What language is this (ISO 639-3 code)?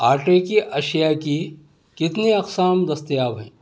urd